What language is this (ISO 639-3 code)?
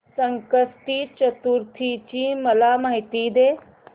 mar